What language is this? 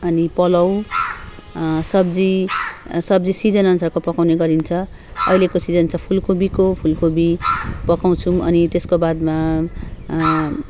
Nepali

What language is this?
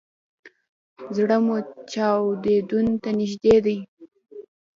Pashto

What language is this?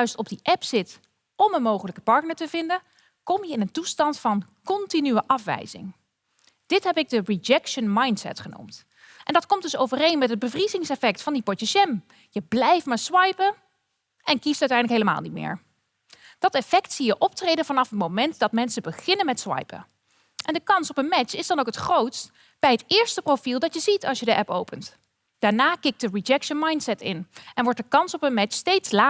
Dutch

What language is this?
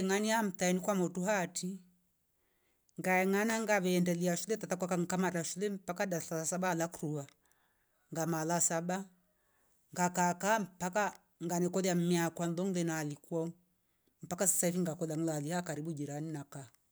Rombo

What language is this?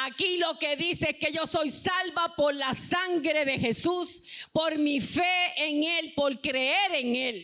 Spanish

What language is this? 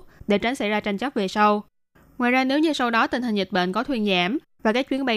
Vietnamese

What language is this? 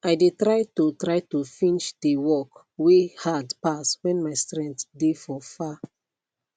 Nigerian Pidgin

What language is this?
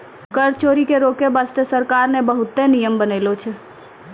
Maithili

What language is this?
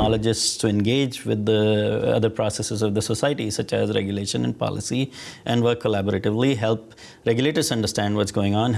English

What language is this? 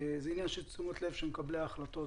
Hebrew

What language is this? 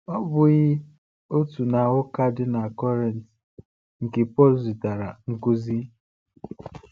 Igbo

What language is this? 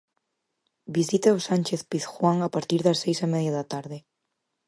Galician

